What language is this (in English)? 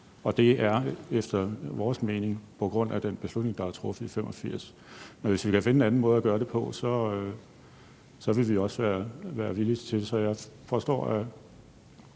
Danish